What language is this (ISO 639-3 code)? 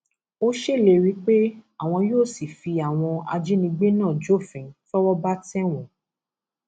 yor